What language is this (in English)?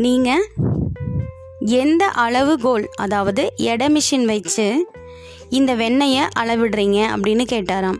Tamil